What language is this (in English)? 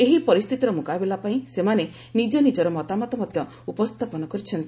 Odia